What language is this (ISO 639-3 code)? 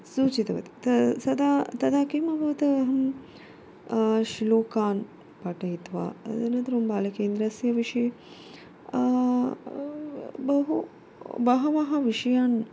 san